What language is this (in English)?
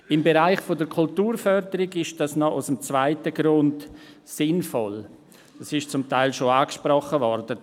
Swiss German